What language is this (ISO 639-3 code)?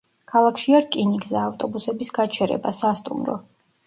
kat